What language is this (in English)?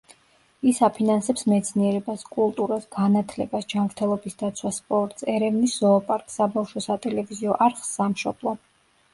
Georgian